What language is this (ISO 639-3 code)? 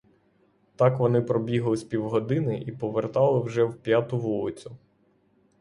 ukr